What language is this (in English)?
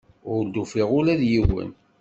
Kabyle